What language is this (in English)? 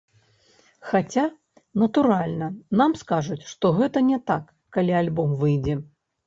Belarusian